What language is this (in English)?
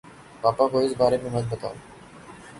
Urdu